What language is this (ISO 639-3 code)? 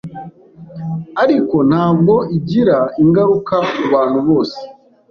kin